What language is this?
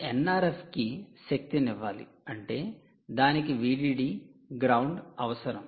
Telugu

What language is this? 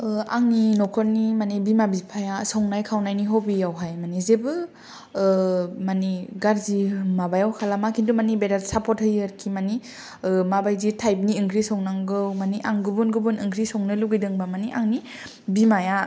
Bodo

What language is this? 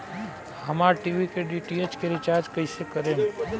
Bhojpuri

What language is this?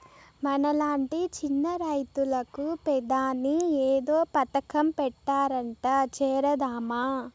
Telugu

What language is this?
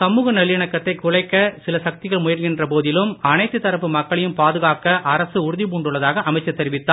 Tamil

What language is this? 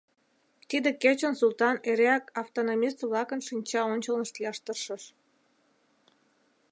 Mari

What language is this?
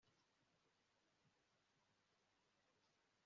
Kinyarwanda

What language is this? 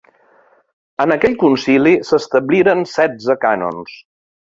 Catalan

